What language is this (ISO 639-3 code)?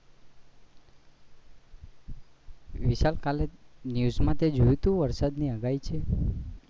guj